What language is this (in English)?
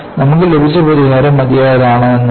Malayalam